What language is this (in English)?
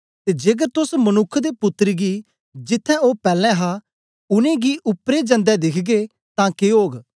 Dogri